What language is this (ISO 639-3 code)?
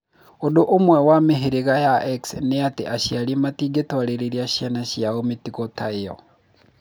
kik